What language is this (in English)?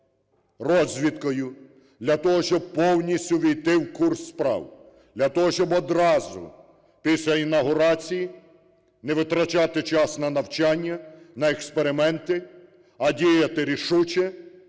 Ukrainian